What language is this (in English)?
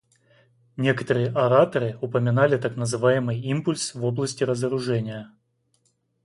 Russian